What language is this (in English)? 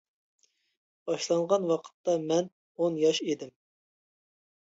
Uyghur